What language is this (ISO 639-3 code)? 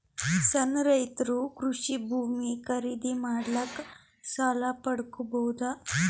kan